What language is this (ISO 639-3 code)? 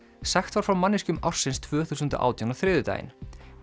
isl